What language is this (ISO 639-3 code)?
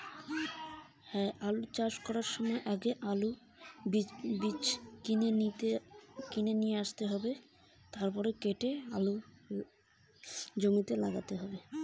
ben